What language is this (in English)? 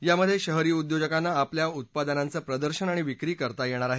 Marathi